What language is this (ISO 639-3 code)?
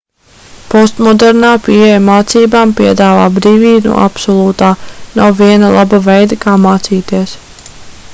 lav